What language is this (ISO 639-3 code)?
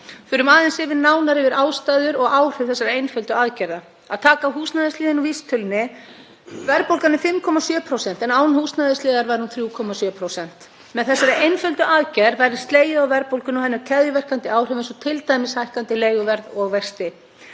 isl